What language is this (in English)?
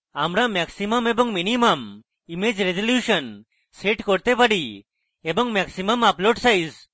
Bangla